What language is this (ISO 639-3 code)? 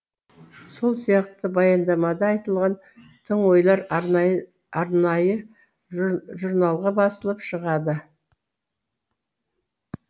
kaz